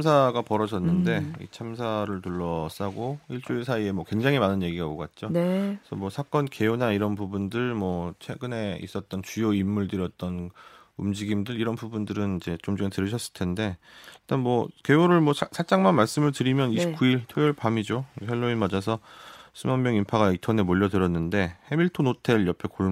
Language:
Korean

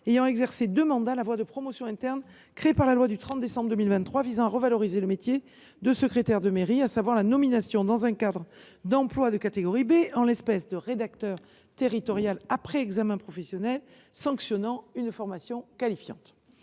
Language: French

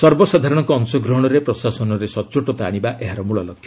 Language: Odia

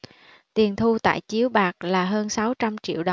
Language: Vietnamese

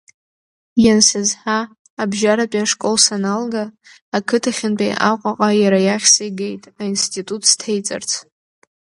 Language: Abkhazian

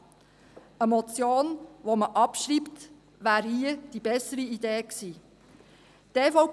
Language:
Swiss German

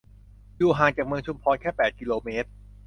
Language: Thai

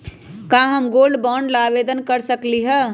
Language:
Magahi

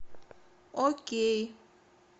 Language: Russian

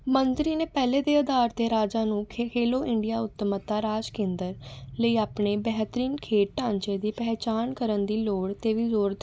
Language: Punjabi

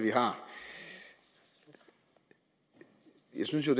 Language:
Danish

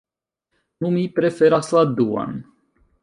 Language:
Esperanto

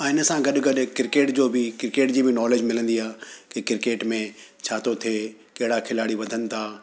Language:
Sindhi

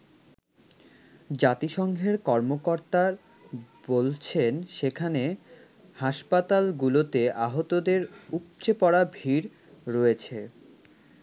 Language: Bangla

